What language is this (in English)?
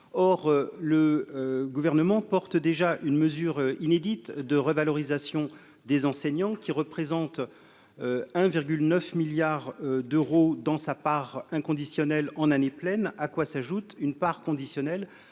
French